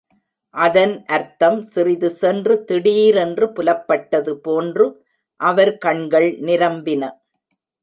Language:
Tamil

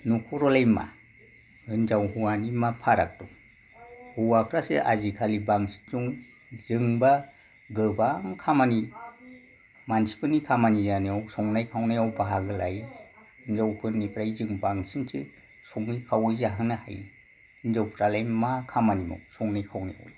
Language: Bodo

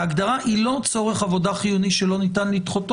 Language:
Hebrew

